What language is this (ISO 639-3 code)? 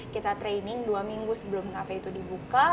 ind